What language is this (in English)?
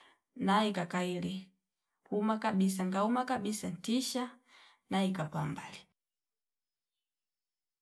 Fipa